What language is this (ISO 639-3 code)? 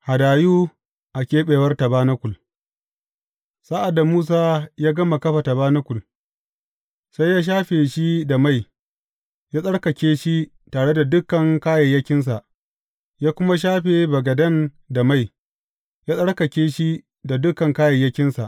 hau